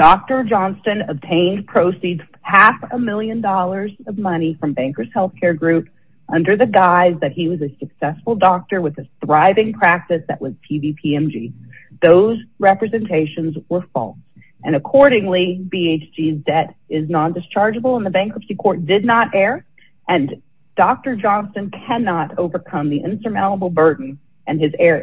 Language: English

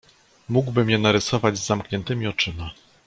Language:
Polish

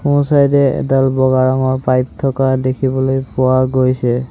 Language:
Assamese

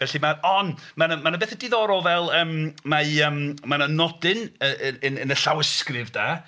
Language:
Welsh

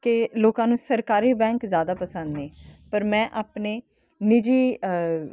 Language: Punjabi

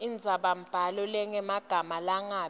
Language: Swati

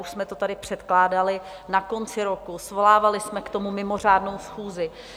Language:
Czech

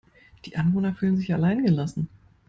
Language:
German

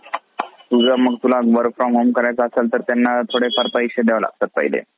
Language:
Marathi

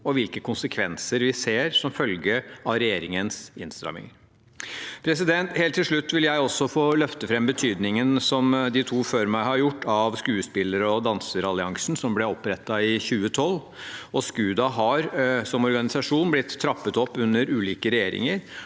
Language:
Norwegian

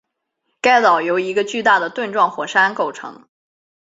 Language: Chinese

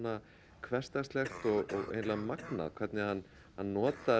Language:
Icelandic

